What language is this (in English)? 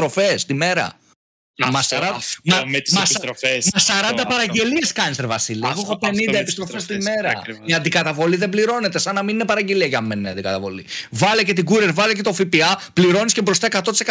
Greek